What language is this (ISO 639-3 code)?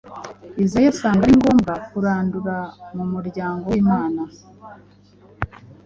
kin